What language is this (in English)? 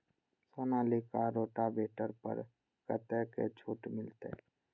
Maithili